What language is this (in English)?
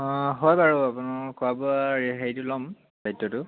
Assamese